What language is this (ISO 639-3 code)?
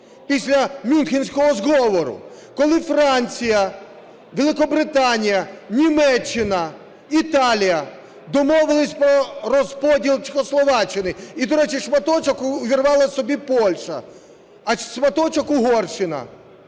ukr